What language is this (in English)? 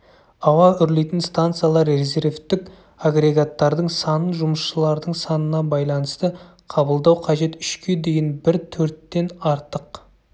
Kazakh